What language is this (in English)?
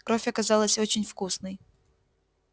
Russian